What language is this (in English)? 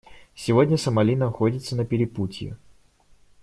Russian